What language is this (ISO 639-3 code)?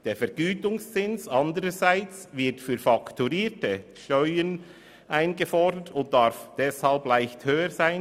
gsw